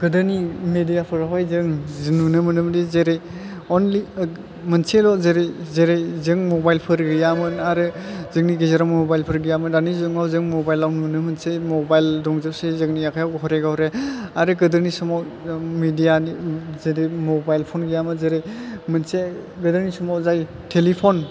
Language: Bodo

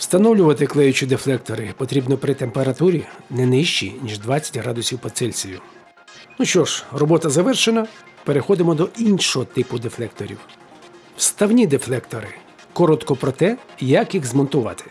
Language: Ukrainian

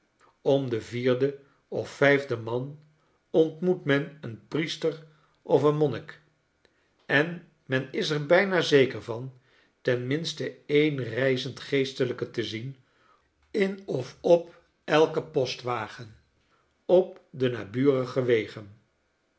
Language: Dutch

